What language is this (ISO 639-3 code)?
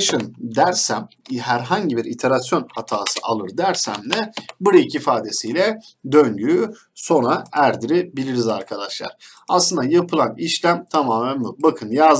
tur